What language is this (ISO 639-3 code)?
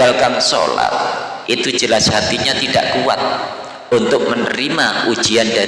ind